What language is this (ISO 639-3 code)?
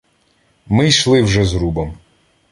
ukr